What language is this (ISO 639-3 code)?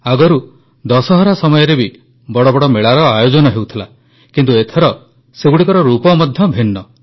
ori